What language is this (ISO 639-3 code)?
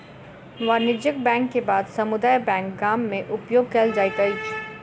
mai